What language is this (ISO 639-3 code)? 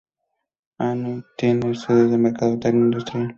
spa